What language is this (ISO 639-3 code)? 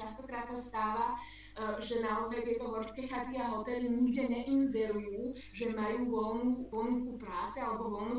slk